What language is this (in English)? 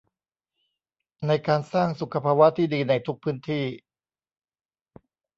Thai